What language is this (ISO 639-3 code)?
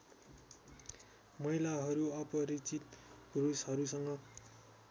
nep